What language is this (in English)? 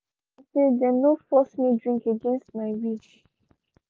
Nigerian Pidgin